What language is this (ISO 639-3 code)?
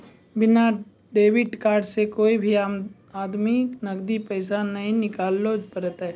mai